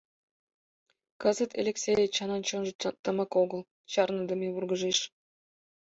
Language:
Mari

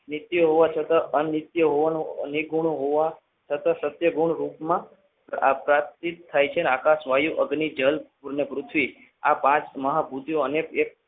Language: Gujarati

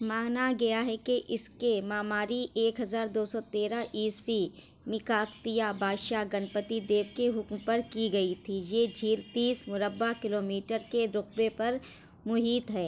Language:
Urdu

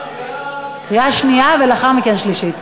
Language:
Hebrew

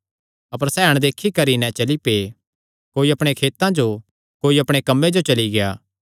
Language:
Kangri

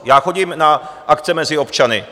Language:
Czech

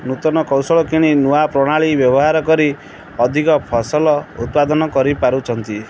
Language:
Odia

